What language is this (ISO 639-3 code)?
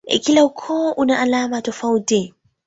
swa